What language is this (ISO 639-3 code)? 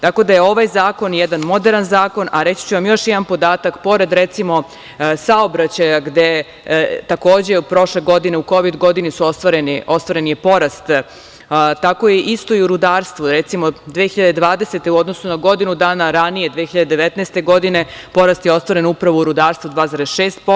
srp